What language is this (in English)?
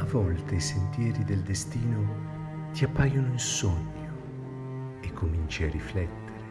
Italian